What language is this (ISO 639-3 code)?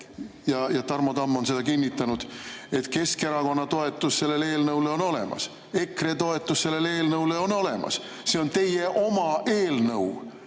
est